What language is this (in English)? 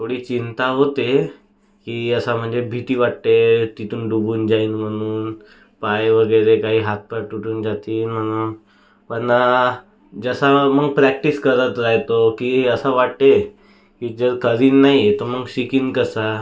Marathi